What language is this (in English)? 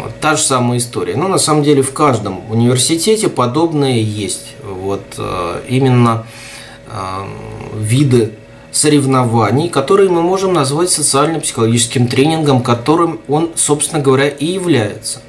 Russian